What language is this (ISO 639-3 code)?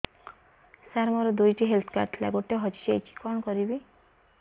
ori